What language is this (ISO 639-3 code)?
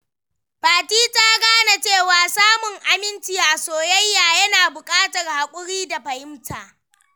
hau